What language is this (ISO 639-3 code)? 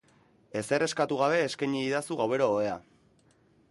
eus